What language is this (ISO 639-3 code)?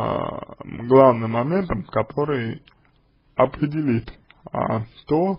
rus